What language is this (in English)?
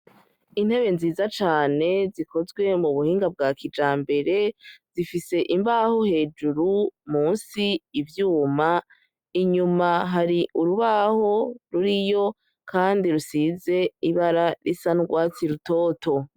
Rundi